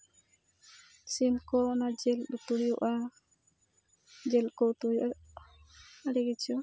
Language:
Santali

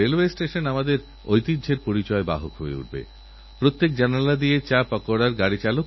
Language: Bangla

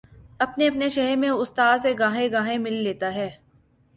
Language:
Urdu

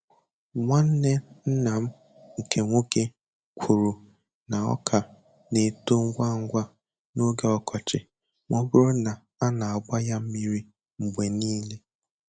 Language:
Igbo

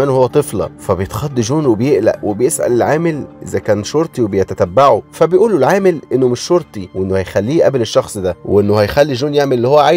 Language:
Arabic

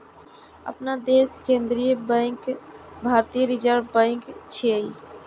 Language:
Maithili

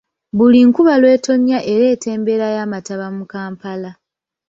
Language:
Ganda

